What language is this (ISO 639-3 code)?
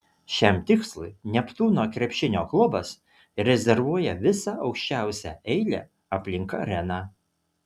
lit